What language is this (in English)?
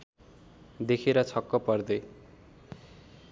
Nepali